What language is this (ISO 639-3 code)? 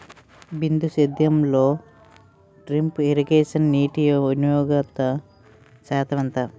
tel